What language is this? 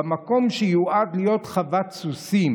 Hebrew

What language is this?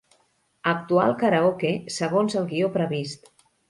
Catalan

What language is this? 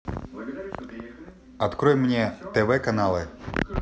Russian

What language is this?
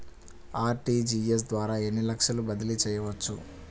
Telugu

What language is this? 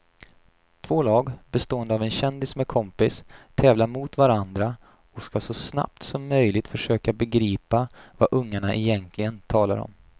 Swedish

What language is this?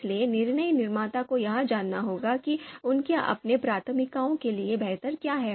Hindi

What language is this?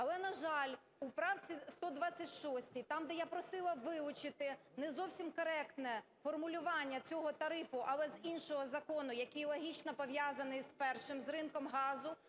Ukrainian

